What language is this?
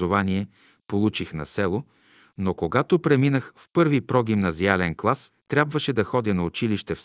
Bulgarian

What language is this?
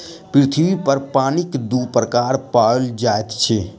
Maithili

